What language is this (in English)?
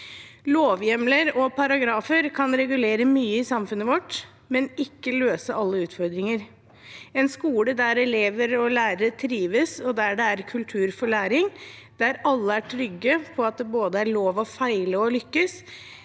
Norwegian